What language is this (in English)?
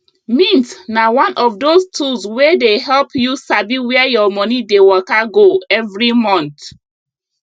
Nigerian Pidgin